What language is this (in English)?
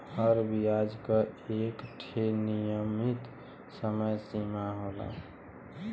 Bhojpuri